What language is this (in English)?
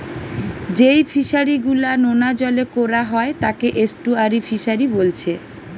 Bangla